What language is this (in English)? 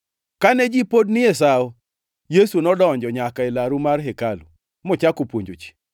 Luo (Kenya and Tanzania)